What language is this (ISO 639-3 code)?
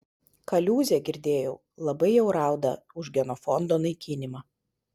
lit